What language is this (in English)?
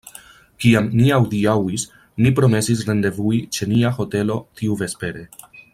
Esperanto